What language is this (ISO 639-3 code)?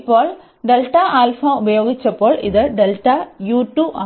mal